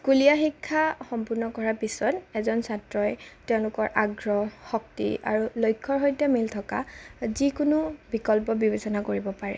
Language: Assamese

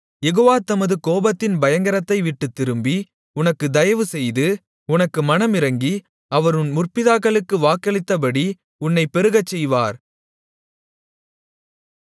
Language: Tamil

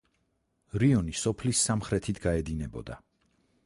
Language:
Georgian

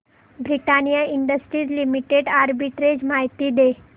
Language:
Marathi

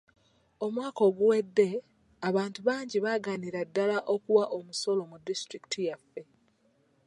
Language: Ganda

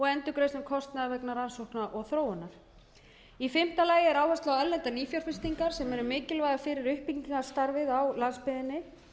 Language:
Icelandic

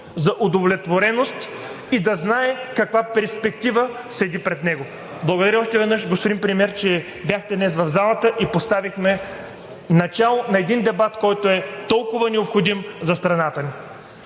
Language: Bulgarian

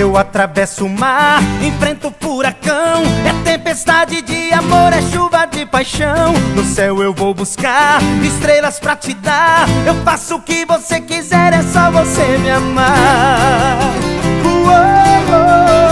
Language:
Portuguese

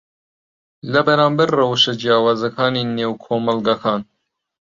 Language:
Central Kurdish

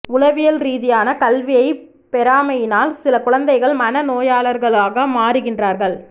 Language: Tamil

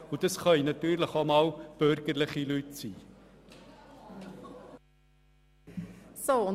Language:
Swiss German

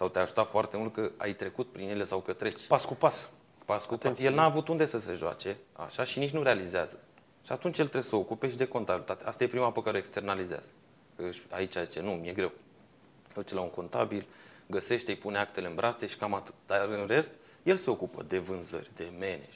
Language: Romanian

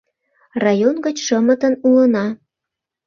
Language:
Mari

